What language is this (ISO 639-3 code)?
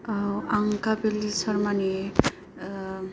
brx